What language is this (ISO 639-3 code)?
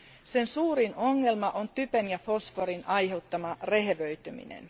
fin